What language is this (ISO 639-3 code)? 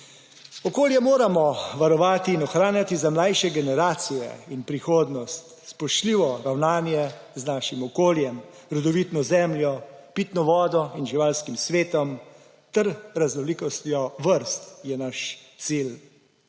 slv